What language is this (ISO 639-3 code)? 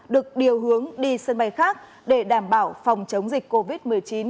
vie